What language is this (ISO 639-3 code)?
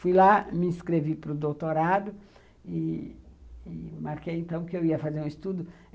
por